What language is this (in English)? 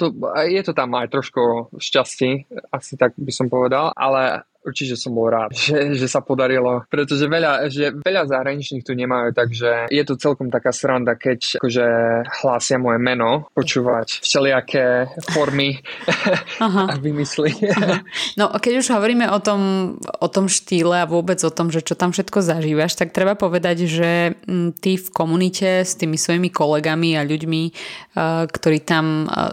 Slovak